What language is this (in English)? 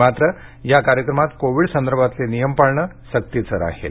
Marathi